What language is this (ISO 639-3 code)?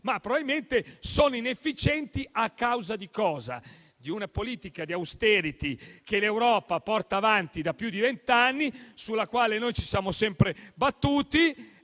ita